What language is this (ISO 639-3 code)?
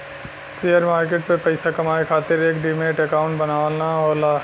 bho